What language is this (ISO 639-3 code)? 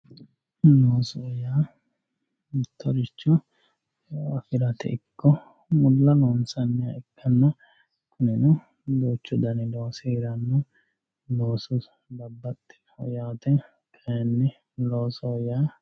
sid